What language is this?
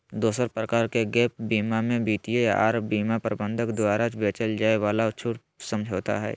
Magahi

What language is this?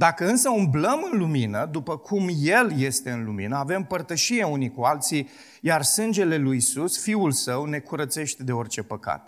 Romanian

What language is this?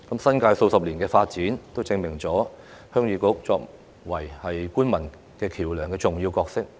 Cantonese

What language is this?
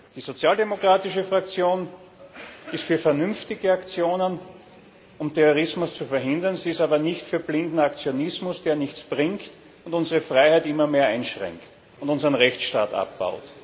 German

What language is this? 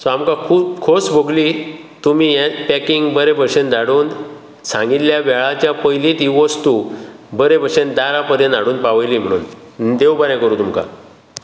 Konkani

